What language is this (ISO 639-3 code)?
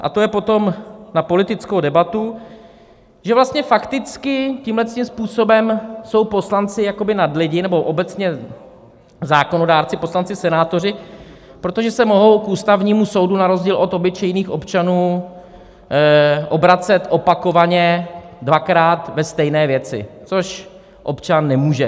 ces